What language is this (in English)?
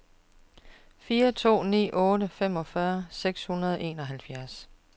Danish